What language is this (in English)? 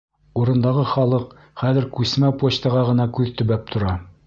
Bashkir